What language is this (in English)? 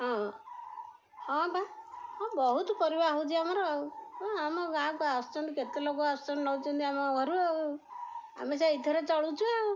Odia